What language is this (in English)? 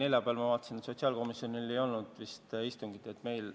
Estonian